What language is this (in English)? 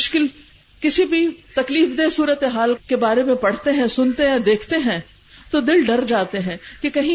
Urdu